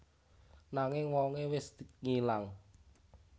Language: Javanese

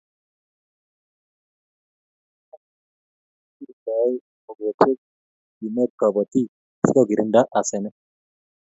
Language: Kalenjin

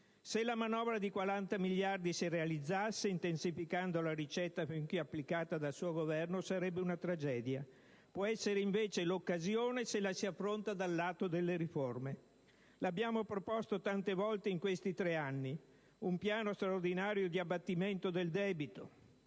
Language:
Italian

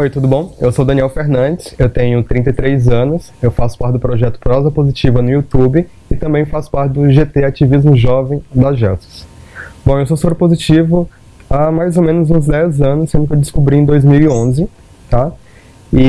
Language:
Portuguese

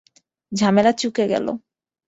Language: Bangla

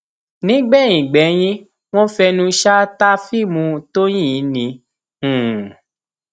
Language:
Yoruba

